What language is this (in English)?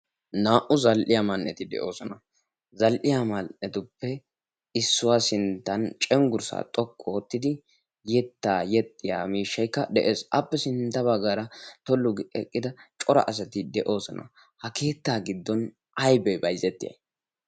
Wolaytta